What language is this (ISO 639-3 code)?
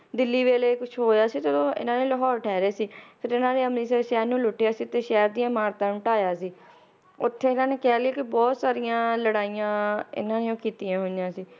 pan